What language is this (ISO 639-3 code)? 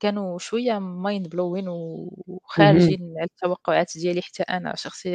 ara